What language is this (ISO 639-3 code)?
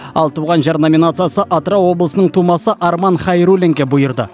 kaz